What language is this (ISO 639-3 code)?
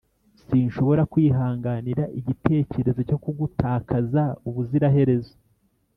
kin